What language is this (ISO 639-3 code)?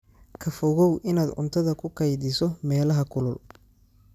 som